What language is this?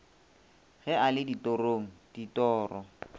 Northern Sotho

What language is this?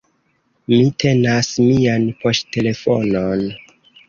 Esperanto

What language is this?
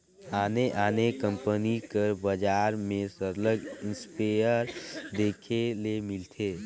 Chhattisgarhi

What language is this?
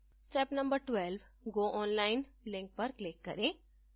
Hindi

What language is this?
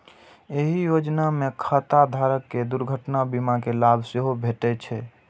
Maithili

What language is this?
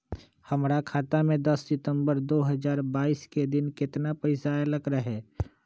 Magahi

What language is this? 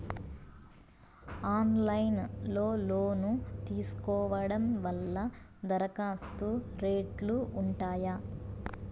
Telugu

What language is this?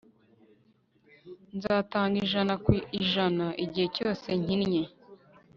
Kinyarwanda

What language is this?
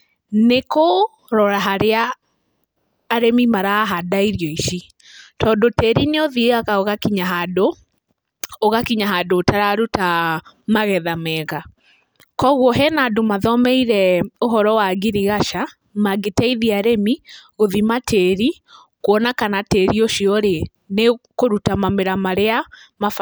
Kikuyu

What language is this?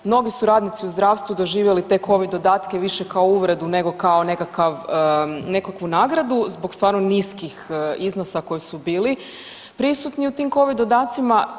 Croatian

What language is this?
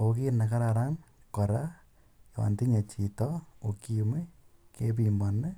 Kalenjin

